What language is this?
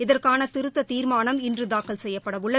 Tamil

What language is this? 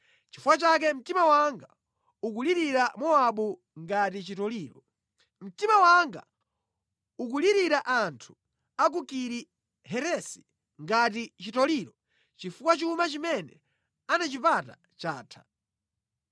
Nyanja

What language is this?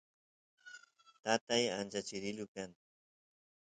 Santiago del Estero Quichua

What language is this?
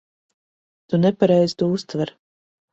Latvian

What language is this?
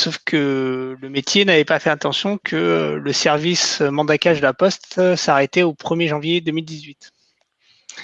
French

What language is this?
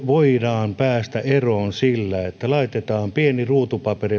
Finnish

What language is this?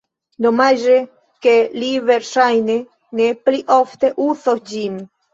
Esperanto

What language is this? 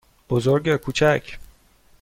Persian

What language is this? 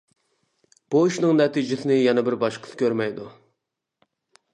Uyghur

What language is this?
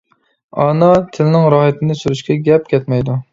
Uyghur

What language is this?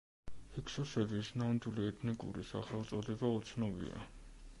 Georgian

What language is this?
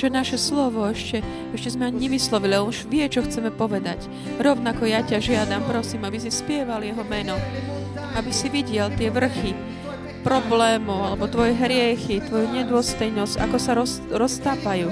Slovak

